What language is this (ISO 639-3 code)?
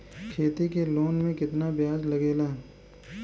bho